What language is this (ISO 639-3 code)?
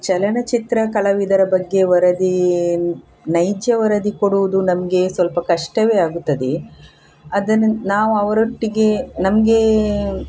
kan